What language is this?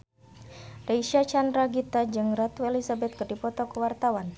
Sundanese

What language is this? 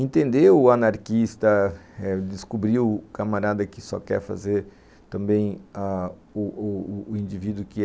Portuguese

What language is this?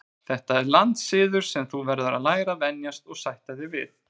Icelandic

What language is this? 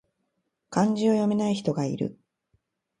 Japanese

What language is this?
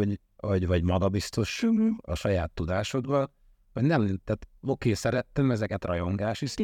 Hungarian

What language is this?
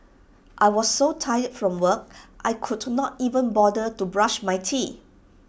English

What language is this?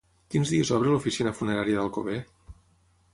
Catalan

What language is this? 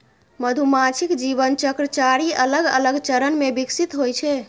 Maithili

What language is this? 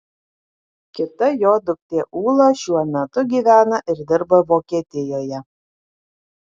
Lithuanian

